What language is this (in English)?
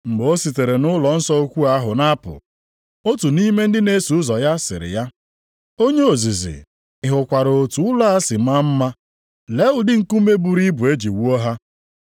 Igbo